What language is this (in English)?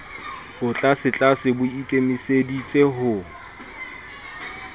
Southern Sotho